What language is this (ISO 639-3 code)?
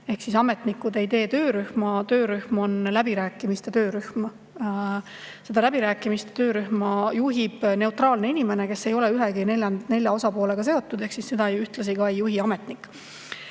est